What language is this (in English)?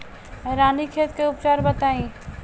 Bhojpuri